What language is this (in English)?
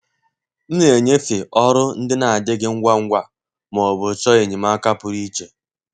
Igbo